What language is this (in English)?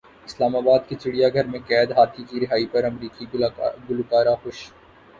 Urdu